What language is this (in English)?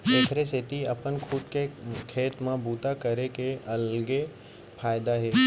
Chhattisgarhi